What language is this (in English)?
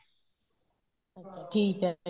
Punjabi